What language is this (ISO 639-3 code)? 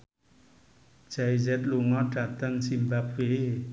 jav